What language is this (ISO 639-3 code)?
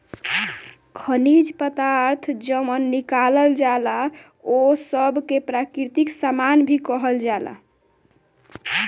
bho